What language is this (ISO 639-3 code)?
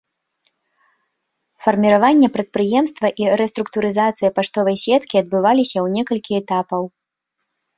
bel